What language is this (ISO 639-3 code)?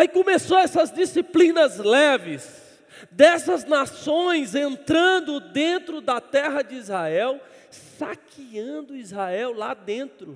por